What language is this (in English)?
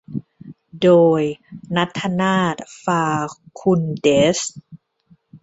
Thai